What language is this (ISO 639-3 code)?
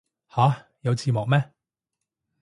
yue